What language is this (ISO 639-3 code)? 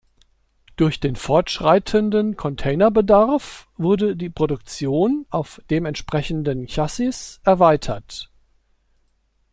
deu